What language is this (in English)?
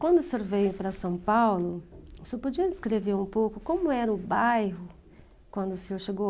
Portuguese